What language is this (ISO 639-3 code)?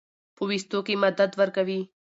pus